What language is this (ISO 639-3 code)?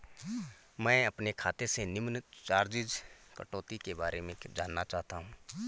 hin